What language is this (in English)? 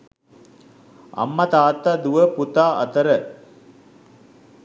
Sinhala